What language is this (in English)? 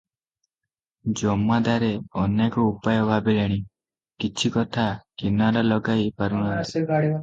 Odia